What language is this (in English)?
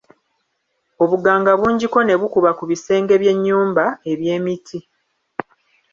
Ganda